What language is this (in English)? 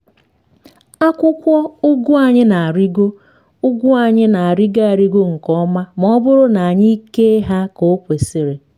Igbo